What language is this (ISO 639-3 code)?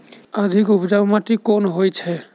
mai